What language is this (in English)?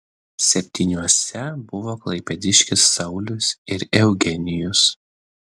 Lithuanian